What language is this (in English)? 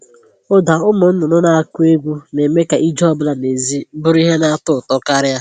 Igbo